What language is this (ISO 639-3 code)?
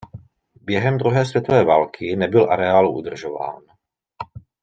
ces